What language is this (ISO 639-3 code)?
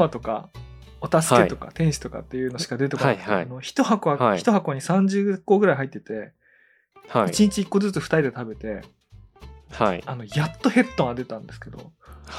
jpn